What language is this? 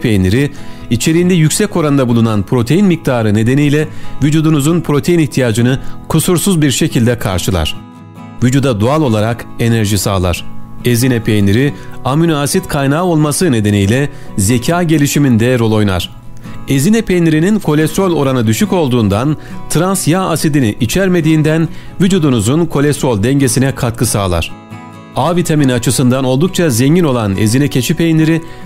Turkish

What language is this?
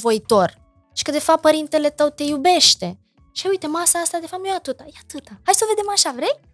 Romanian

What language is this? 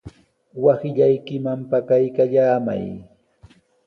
Sihuas Ancash Quechua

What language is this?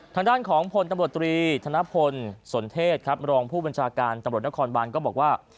Thai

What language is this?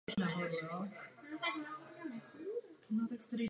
Czech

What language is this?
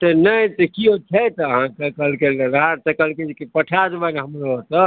Maithili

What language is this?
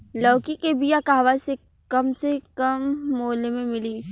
Bhojpuri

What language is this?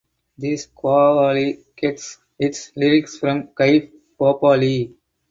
English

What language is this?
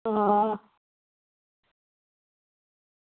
Dogri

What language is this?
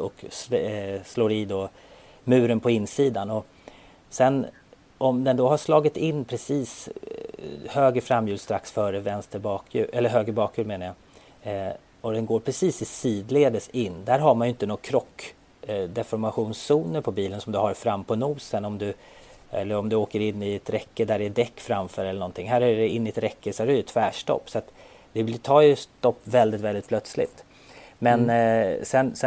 Swedish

